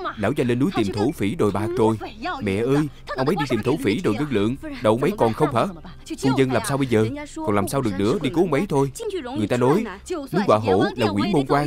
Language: Vietnamese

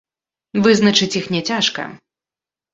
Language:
Belarusian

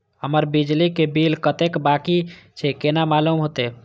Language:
Maithili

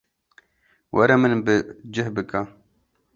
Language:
Kurdish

